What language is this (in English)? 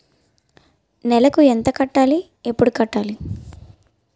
Telugu